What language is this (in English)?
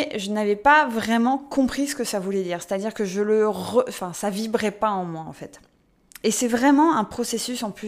French